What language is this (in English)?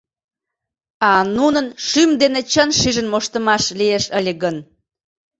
Mari